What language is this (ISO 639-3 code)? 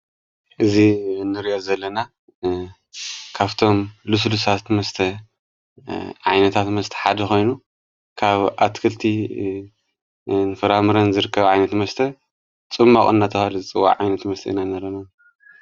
tir